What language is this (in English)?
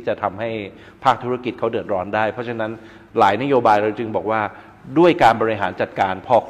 Thai